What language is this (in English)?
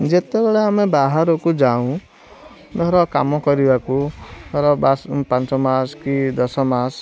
Odia